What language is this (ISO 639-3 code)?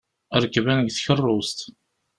kab